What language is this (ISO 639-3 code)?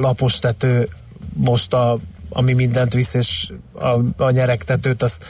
hun